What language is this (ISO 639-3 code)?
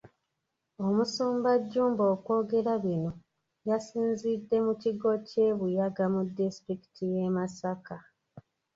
lug